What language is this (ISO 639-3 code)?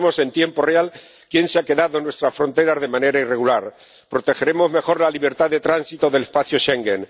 spa